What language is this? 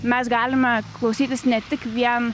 Lithuanian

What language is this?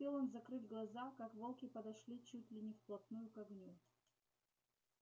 Russian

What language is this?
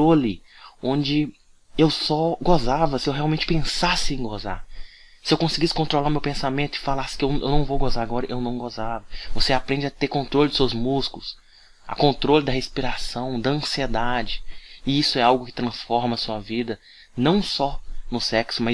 Portuguese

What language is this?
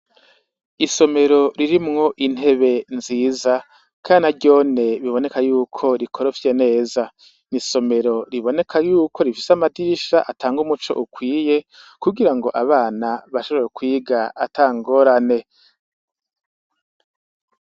Rundi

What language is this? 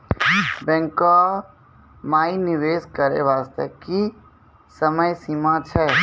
Maithili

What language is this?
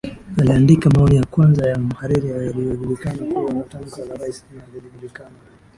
Swahili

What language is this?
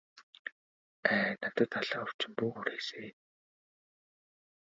Mongolian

